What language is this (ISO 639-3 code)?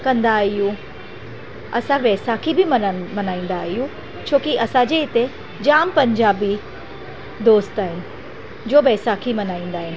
snd